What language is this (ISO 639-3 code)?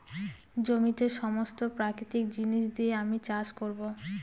ben